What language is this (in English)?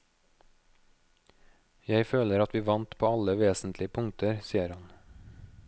Norwegian